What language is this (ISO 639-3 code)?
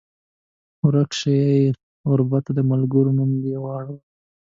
pus